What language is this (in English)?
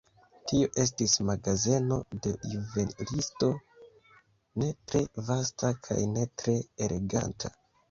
Esperanto